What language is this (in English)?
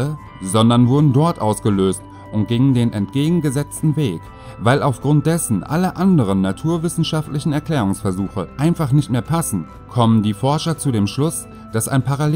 German